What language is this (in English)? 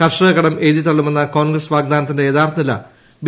Malayalam